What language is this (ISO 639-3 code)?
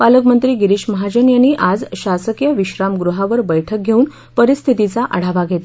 mar